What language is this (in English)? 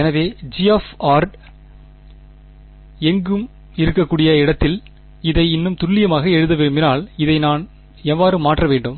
Tamil